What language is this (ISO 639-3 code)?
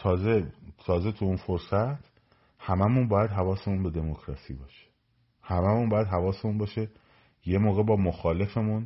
fas